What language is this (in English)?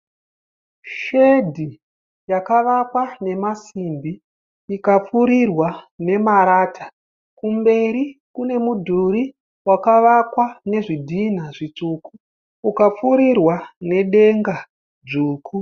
Shona